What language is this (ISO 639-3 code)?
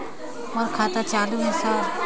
hne